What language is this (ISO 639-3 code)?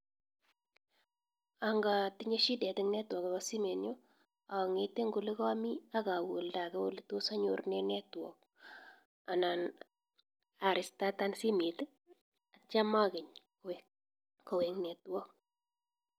kln